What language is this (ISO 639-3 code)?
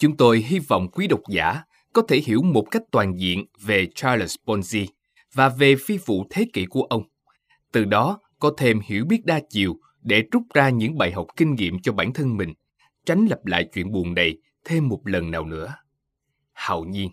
vie